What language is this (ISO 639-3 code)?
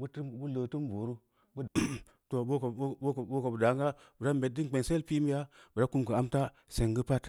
ndi